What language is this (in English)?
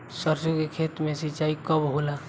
Bhojpuri